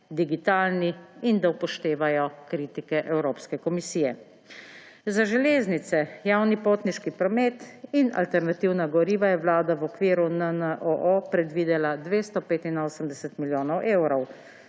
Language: Slovenian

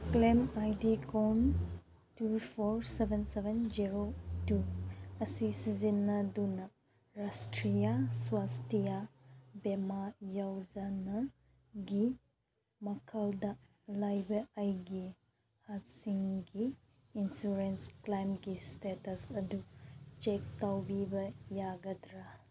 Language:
Manipuri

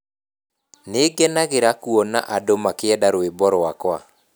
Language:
Kikuyu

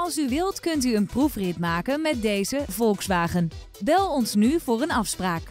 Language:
Dutch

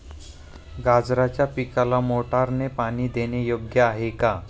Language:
Marathi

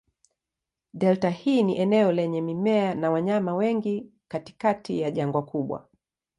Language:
Swahili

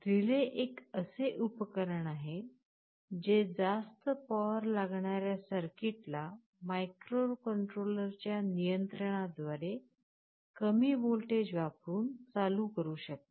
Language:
Marathi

